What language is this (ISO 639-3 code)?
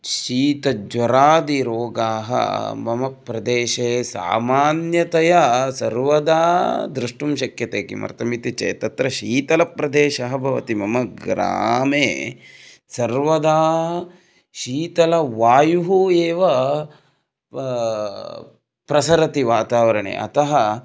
san